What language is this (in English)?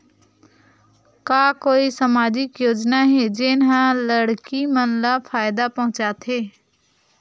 Chhattisgarhi